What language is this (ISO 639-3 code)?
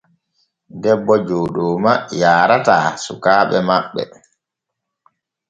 fue